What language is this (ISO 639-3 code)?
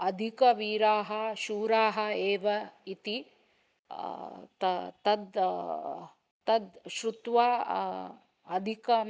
san